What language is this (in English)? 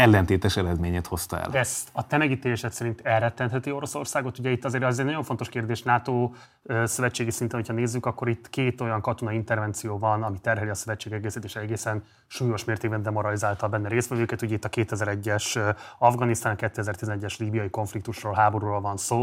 Hungarian